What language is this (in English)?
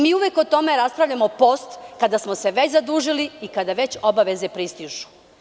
Serbian